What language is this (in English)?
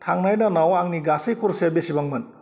Bodo